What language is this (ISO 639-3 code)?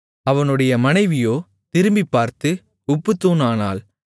tam